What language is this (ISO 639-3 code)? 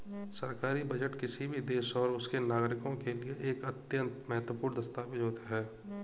hin